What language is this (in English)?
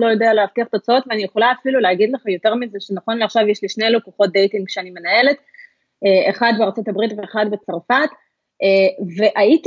Hebrew